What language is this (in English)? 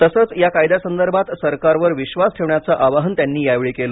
Marathi